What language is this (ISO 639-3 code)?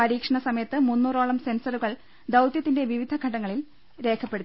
mal